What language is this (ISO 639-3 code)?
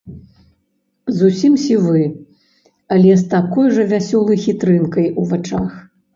bel